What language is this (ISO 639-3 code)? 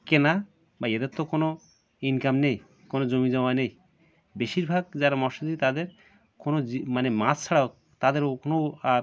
ben